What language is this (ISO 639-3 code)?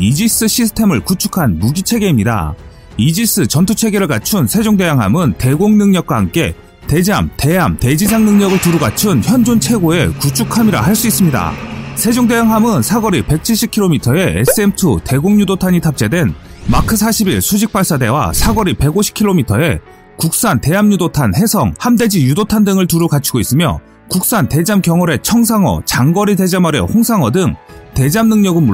kor